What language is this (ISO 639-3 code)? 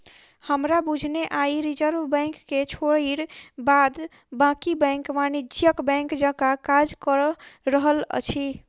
mai